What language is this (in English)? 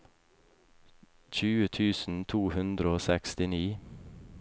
Norwegian